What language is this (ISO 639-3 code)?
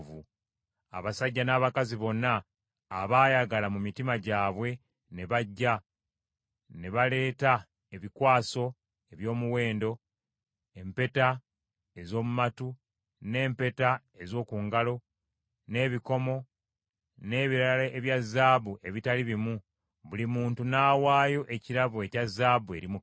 lug